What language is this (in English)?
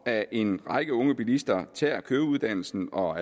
Danish